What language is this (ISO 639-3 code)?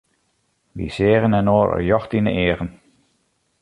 fry